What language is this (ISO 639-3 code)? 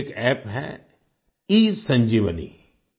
hin